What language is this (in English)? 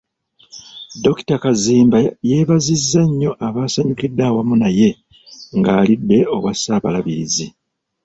Ganda